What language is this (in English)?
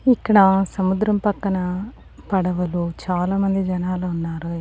Telugu